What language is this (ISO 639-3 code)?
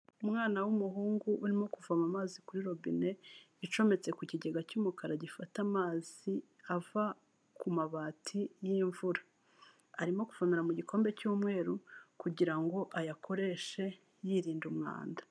kin